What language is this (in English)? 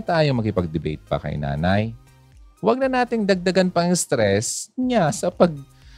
Filipino